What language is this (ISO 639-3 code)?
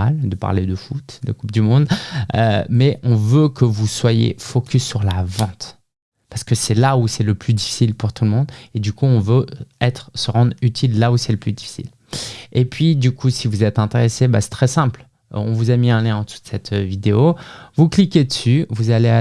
fra